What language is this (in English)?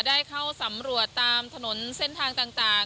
Thai